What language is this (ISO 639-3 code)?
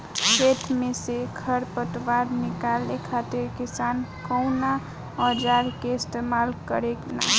bho